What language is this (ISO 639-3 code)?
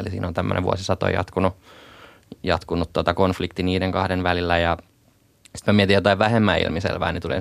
fin